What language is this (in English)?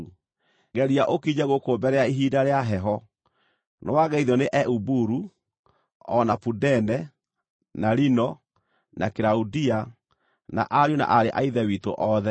Kikuyu